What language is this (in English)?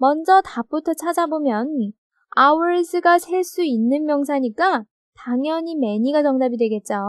Korean